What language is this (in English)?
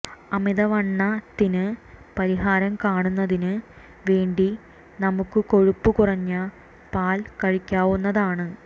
Malayalam